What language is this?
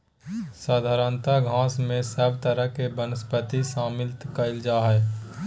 Magahi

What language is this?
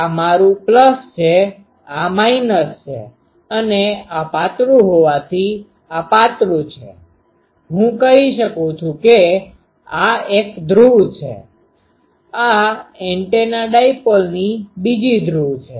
Gujarati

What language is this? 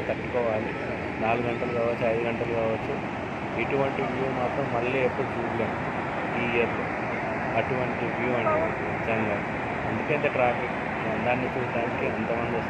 Telugu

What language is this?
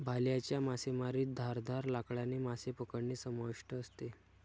Marathi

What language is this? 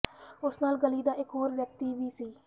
Punjabi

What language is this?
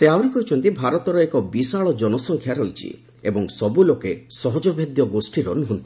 Odia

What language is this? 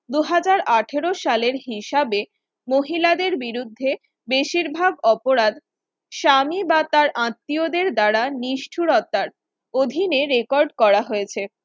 Bangla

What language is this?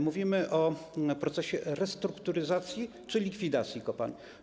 Polish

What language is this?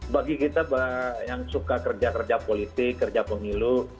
Indonesian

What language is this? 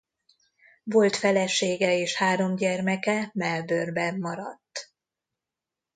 Hungarian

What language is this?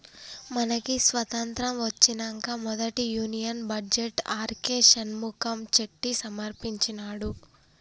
Telugu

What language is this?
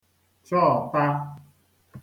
Igbo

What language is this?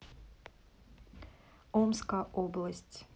Russian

